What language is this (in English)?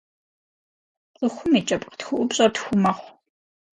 Kabardian